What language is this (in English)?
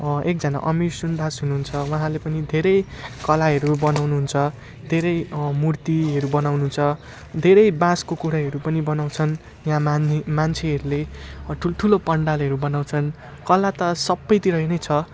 Nepali